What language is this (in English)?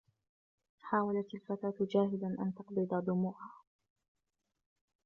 Arabic